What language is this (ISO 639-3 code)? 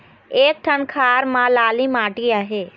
hne